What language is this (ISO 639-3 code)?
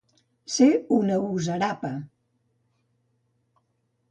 cat